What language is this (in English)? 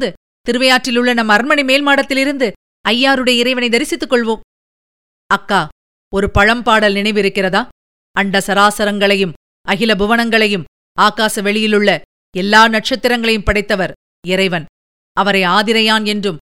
Tamil